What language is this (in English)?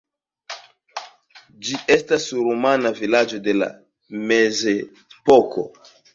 Esperanto